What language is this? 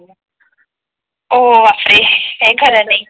Marathi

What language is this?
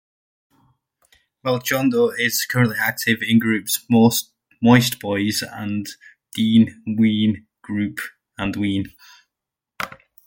English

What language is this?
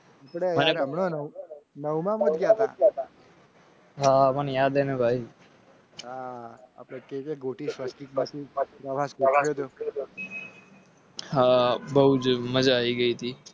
Gujarati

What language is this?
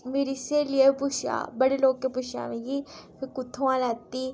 Dogri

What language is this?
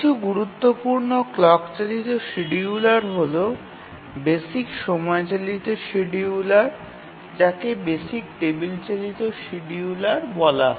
Bangla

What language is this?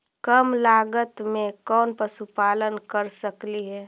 Magahi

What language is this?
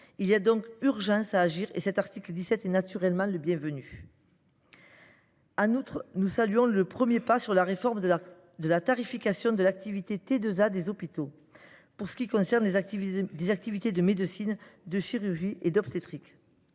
French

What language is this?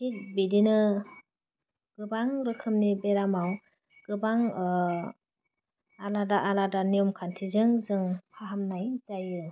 Bodo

